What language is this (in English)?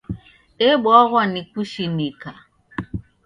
Taita